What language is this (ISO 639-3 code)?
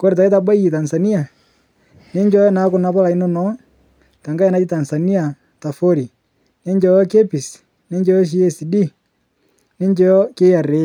mas